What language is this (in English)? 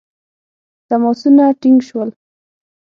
Pashto